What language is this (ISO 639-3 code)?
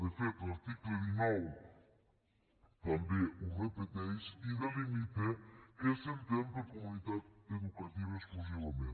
cat